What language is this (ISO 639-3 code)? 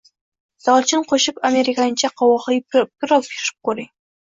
uzb